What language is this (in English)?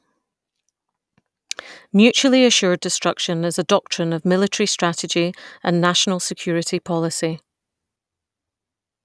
English